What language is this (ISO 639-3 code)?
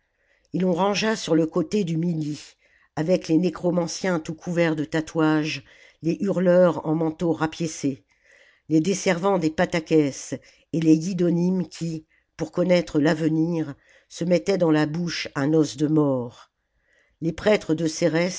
fra